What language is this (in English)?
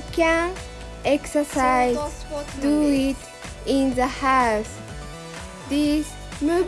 Dutch